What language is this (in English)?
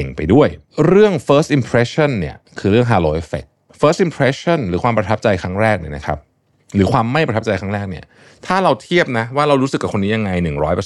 Thai